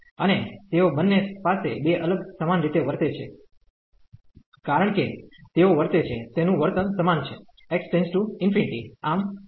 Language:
Gujarati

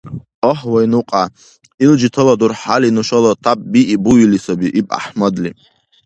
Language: Dargwa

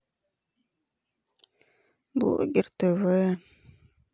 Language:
Russian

